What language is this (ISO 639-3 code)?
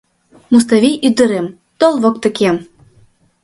chm